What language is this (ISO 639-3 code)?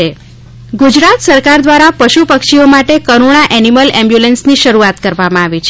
guj